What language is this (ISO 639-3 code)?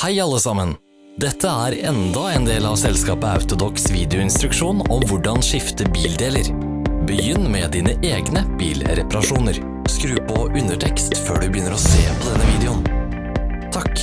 nor